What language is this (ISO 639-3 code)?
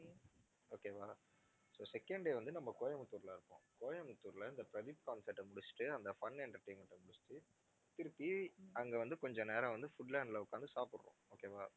tam